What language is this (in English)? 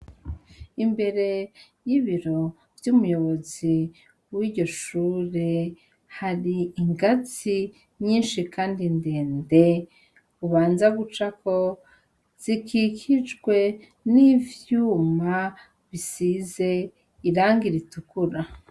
Rundi